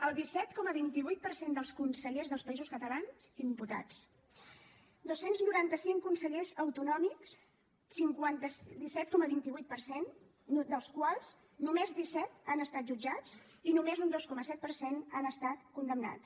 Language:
Catalan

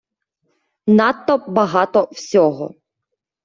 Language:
Ukrainian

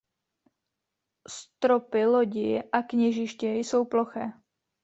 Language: Czech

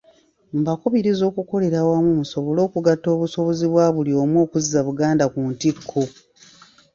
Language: Ganda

